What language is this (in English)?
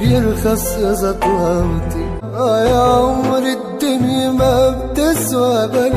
Arabic